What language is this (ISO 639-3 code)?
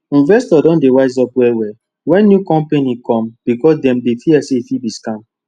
pcm